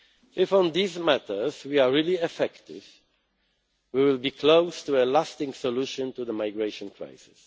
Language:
English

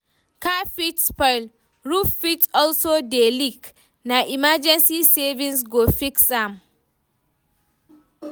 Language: Nigerian Pidgin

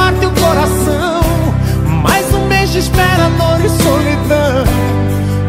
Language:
Portuguese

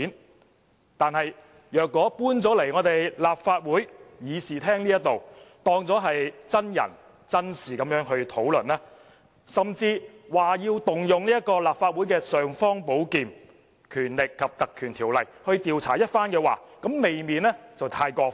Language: Cantonese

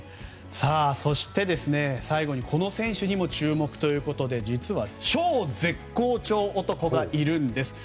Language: Japanese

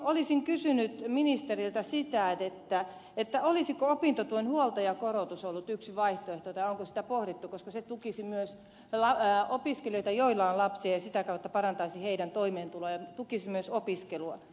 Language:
Finnish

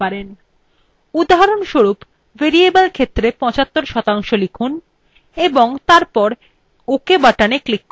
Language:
Bangla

